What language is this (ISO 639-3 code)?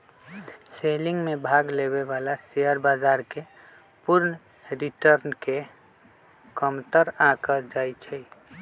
mag